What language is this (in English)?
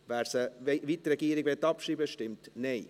Swiss German